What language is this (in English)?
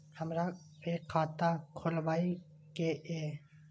Maithili